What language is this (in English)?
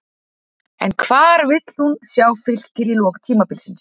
Icelandic